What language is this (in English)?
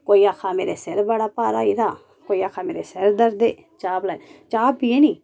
Dogri